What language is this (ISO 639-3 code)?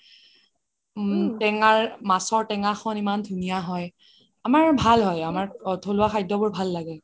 asm